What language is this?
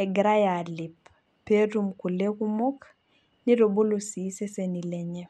Masai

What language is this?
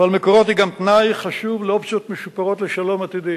Hebrew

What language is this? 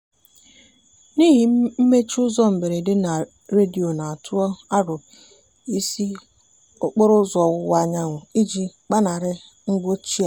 Igbo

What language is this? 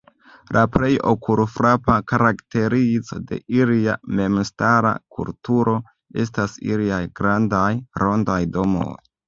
Esperanto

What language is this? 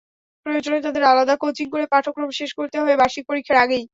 Bangla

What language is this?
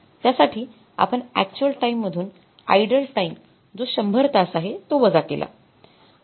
Marathi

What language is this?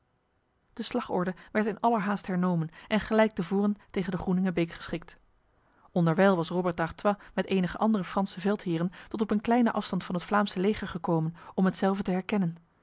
Dutch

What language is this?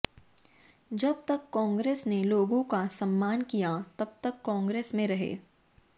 Hindi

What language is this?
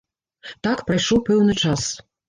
Belarusian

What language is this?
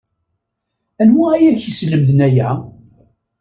Kabyle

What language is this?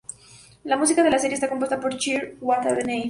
Spanish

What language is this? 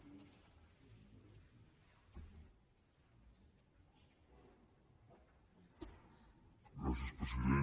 Catalan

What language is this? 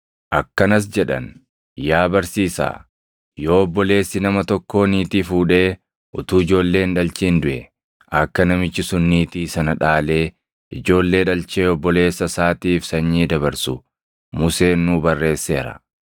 Oromo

